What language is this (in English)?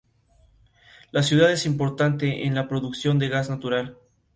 Spanish